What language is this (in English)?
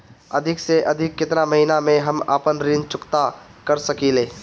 Bhojpuri